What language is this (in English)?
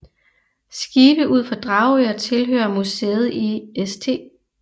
Danish